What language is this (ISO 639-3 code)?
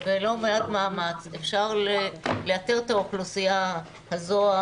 heb